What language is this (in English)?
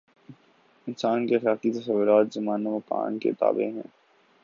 Urdu